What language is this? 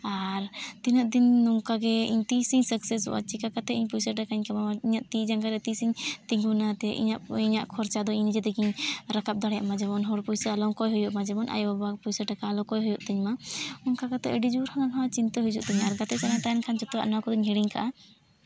Santali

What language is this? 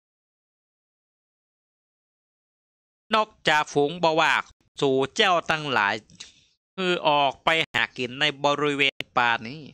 Thai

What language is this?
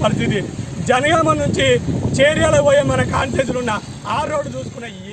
Indonesian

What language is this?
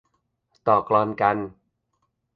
Thai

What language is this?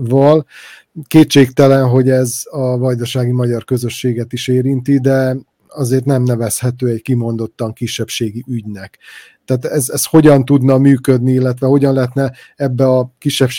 Hungarian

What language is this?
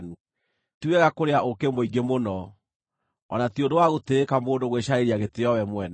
Kikuyu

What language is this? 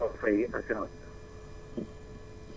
Wolof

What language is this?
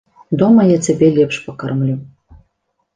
Belarusian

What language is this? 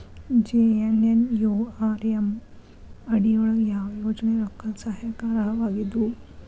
Kannada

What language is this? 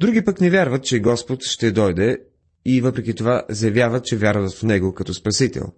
Bulgarian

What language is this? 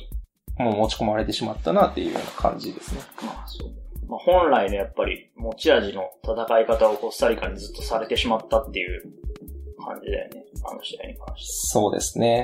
Japanese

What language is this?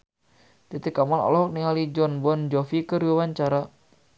Sundanese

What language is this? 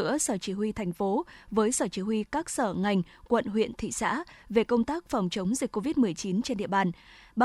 Vietnamese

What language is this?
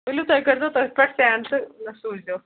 Kashmiri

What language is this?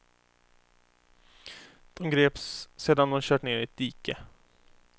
Swedish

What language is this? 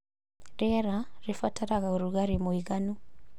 Kikuyu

